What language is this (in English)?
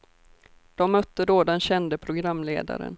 Swedish